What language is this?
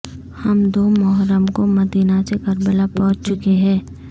Urdu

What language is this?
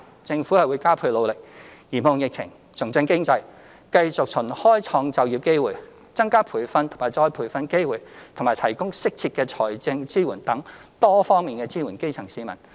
Cantonese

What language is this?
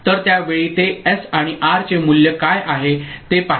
Marathi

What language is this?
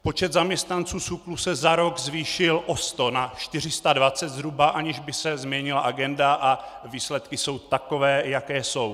Czech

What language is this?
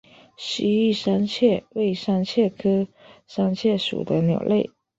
Chinese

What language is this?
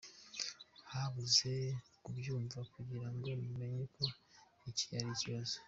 Kinyarwanda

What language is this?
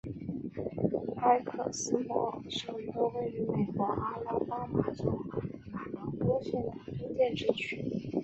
Chinese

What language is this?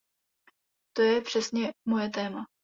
Czech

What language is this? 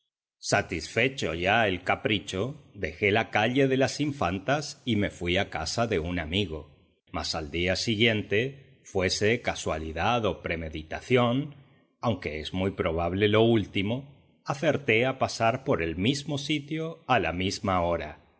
Spanish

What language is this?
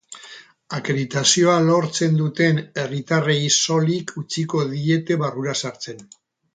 Basque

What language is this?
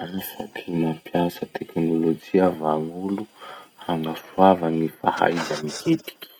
Masikoro Malagasy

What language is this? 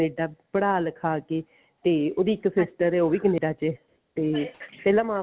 Punjabi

